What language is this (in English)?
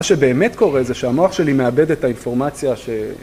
Hebrew